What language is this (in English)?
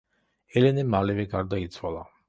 Georgian